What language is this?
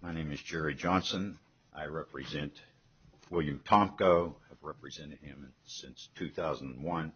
English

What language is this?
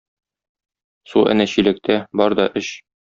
Tatar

